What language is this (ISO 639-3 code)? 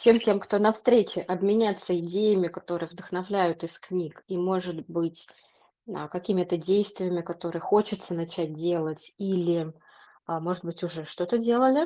rus